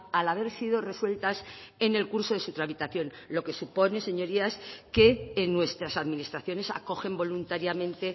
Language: Spanish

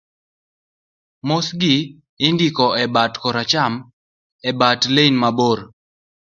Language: Luo (Kenya and Tanzania)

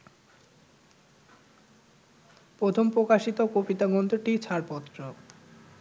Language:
Bangla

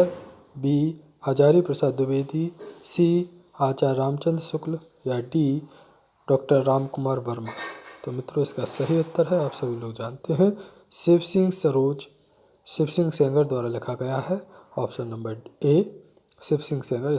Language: Hindi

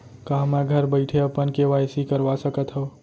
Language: Chhattisgarhi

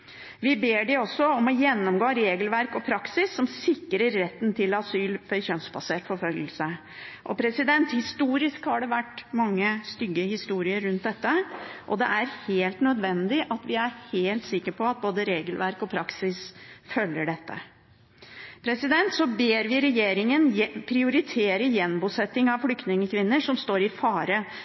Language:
Norwegian Bokmål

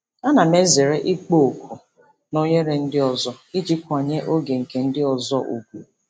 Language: Igbo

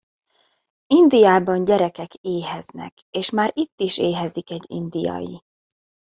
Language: Hungarian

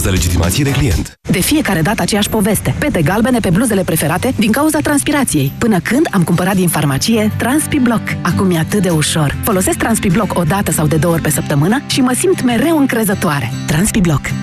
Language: Romanian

